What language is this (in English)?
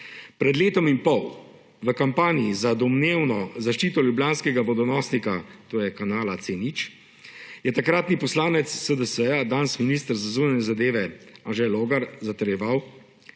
Slovenian